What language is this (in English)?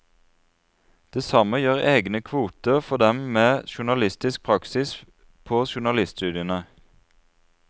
Norwegian